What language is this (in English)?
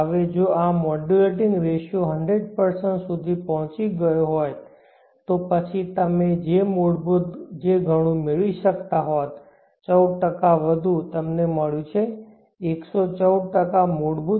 Gujarati